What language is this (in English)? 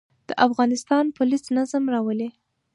Pashto